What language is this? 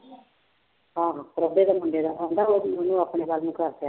Punjabi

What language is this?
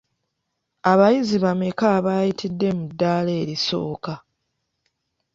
Ganda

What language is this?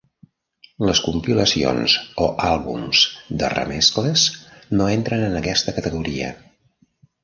Catalan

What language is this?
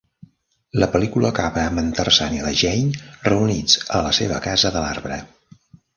Catalan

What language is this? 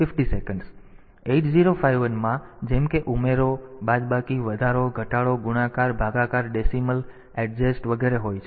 Gujarati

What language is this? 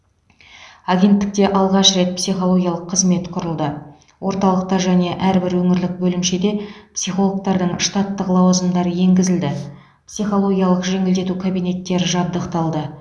Kazakh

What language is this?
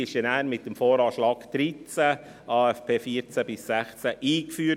Swiss German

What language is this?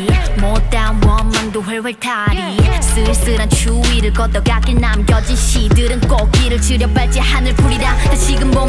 Korean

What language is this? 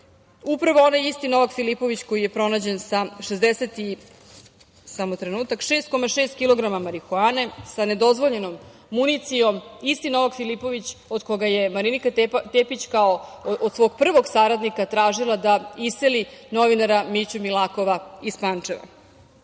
Serbian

